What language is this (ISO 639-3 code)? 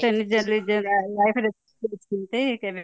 ori